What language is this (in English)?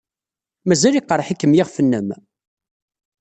Kabyle